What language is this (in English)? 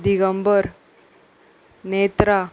Konkani